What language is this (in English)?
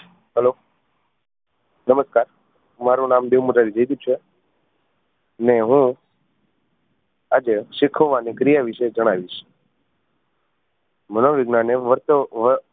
Gujarati